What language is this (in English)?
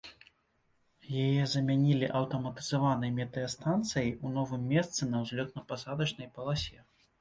Belarusian